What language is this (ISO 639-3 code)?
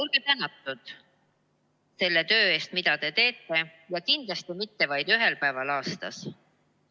est